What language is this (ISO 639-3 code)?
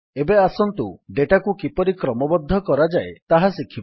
ori